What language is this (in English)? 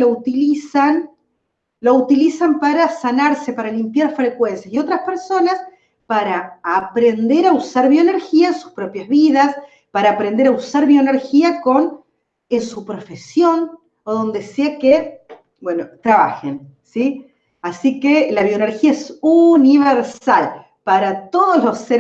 Spanish